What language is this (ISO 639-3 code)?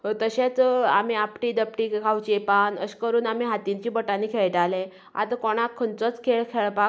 kok